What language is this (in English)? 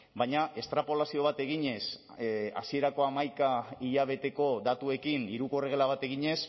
Basque